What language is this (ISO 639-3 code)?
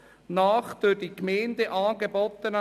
gsw